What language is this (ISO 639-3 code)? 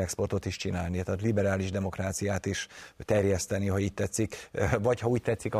hun